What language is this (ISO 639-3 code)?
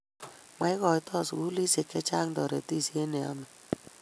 kln